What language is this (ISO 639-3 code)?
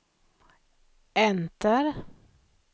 swe